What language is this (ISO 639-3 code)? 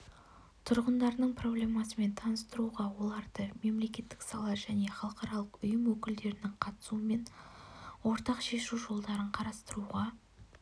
kaz